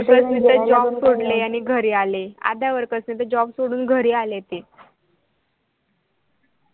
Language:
Marathi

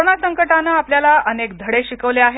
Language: Marathi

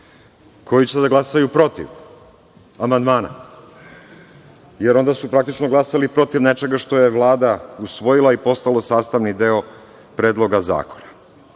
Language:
Serbian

